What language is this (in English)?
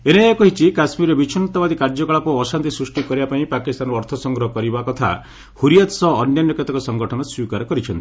Odia